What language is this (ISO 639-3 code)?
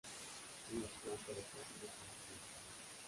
spa